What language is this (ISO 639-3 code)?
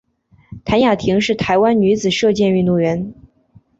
zho